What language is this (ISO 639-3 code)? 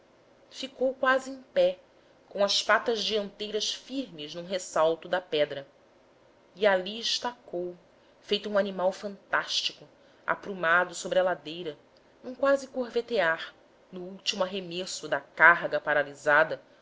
por